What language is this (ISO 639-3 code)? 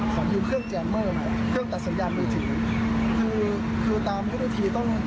tha